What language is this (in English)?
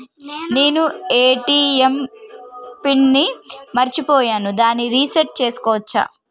Telugu